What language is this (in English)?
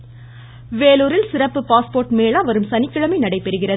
Tamil